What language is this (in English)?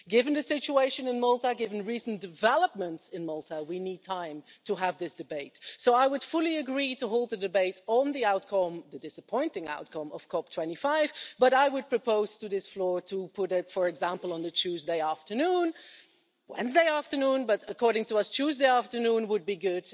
English